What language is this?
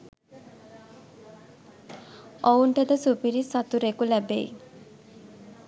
Sinhala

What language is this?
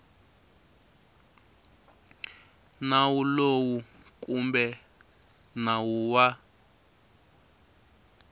Tsonga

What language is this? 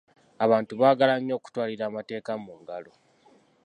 Ganda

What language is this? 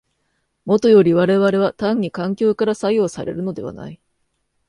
Japanese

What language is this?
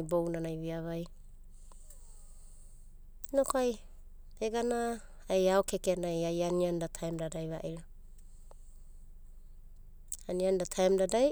Abadi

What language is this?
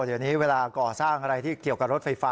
Thai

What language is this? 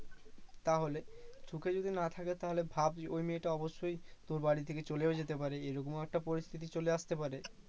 Bangla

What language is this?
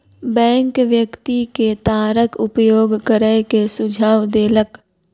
Maithili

